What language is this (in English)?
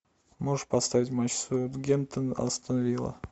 Russian